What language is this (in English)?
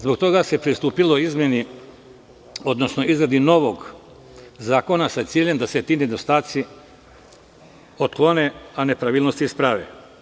Serbian